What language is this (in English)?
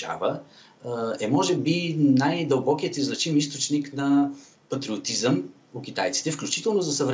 Bulgarian